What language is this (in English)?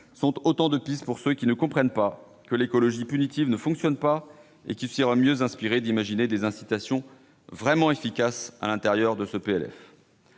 French